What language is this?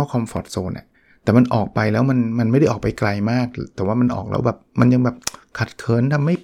Thai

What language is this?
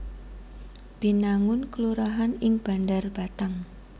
Javanese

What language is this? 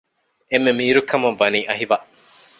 Divehi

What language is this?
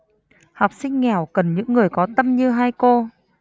Vietnamese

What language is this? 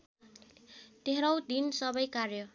Nepali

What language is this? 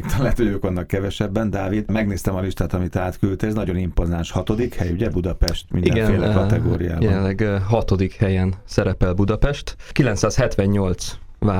Hungarian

